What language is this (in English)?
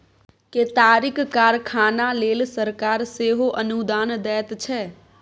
Maithili